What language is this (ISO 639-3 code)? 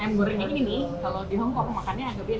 ind